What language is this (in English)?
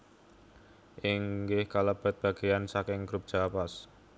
Javanese